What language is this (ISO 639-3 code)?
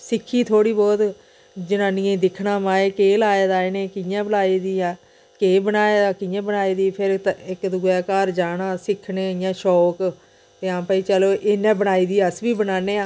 doi